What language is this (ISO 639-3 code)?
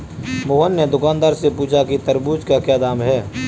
hin